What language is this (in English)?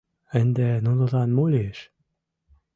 Mari